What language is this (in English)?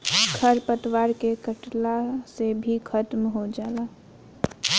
Bhojpuri